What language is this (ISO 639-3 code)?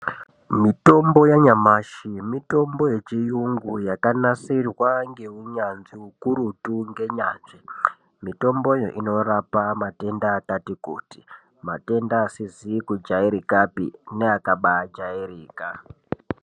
ndc